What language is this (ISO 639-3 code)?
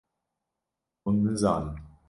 kur